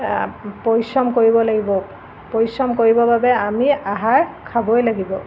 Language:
Assamese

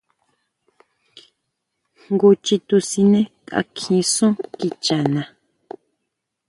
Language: Huautla Mazatec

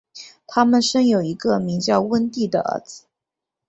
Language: Chinese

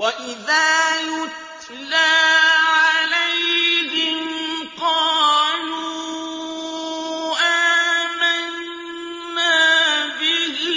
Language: Arabic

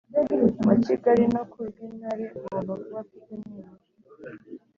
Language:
Kinyarwanda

